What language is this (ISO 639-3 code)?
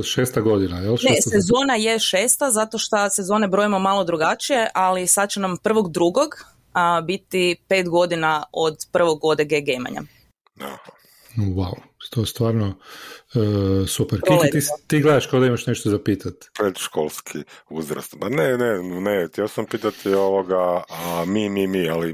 hrv